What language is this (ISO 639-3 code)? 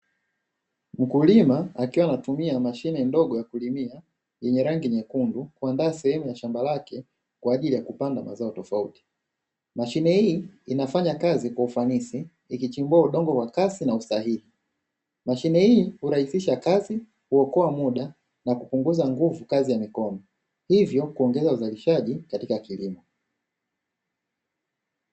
swa